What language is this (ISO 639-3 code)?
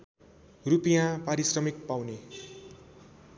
nep